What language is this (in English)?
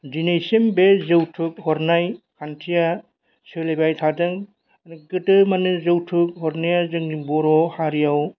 Bodo